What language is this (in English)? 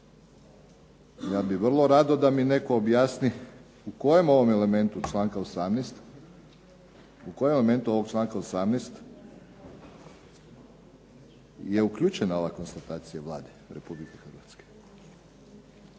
Croatian